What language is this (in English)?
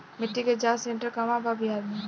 Bhojpuri